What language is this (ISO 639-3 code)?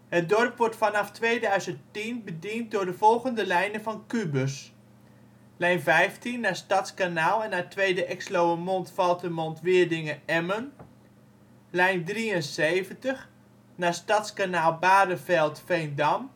nld